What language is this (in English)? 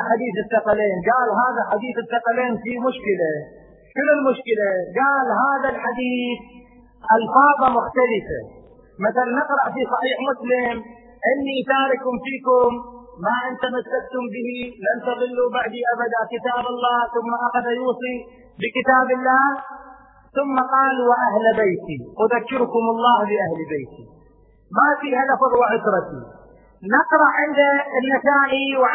Arabic